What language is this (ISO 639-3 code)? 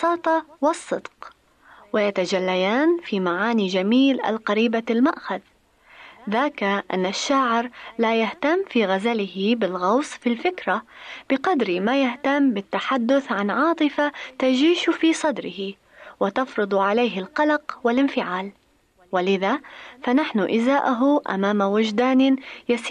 ara